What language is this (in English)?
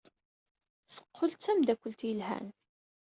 Kabyle